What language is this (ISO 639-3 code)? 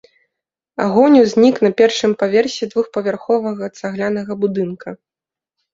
bel